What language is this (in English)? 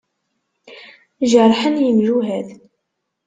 Kabyle